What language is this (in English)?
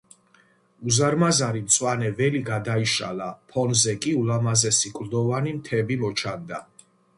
Georgian